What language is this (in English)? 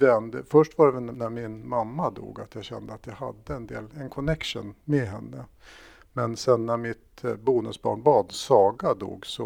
Swedish